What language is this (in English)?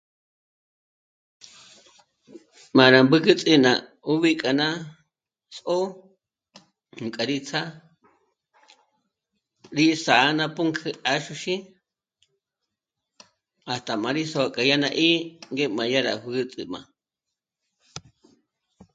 Michoacán Mazahua